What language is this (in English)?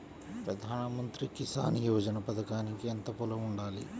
Telugu